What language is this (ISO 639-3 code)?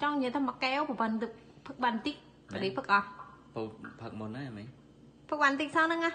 vie